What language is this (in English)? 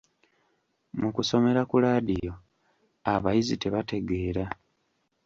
Ganda